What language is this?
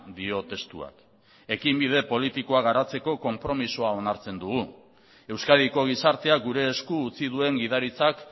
Basque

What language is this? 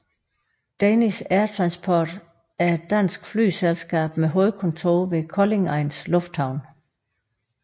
Danish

